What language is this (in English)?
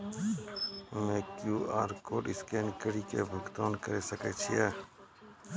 Maithili